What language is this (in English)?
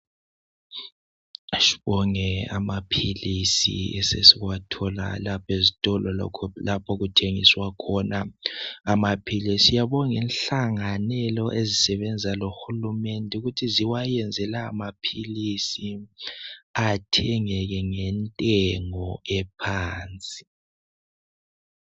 North Ndebele